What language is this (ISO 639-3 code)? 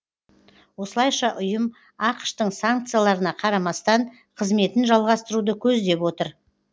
kaz